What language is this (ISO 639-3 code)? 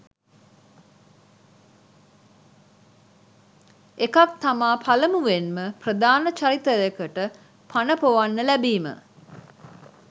sin